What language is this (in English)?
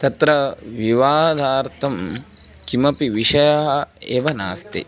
Sanskrit